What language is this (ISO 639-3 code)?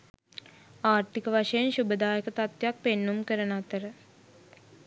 sin